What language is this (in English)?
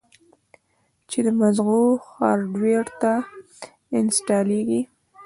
Pashto